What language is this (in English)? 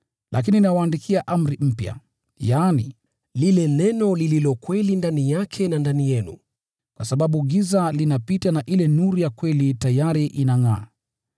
Swahili